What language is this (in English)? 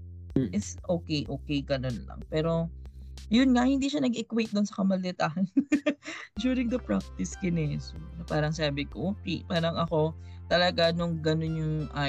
Filipino